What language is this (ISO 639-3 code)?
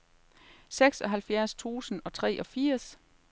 dan